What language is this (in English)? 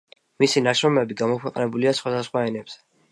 Georgian